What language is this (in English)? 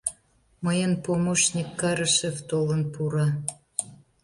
Mari